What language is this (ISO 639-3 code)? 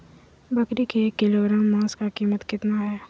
mag